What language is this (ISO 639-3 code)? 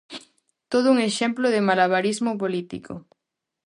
glg